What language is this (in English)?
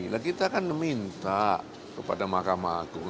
Indonesian